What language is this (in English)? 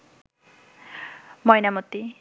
Bangla